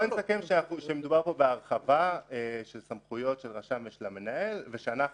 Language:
Hebrew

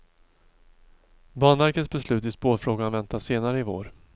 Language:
Swedish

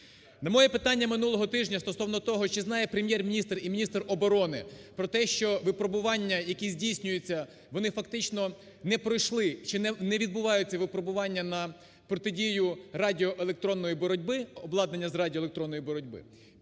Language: Ukrainian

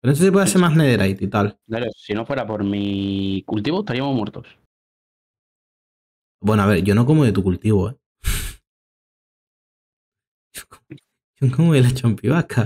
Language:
Spanish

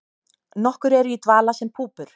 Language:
Icelandic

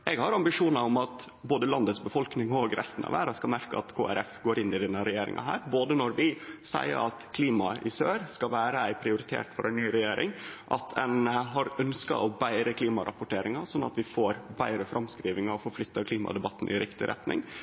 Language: Norwegian Nynorsk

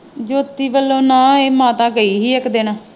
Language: Punjabi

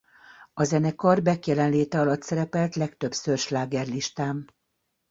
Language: Hungarian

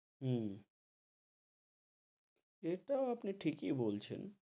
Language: Bangla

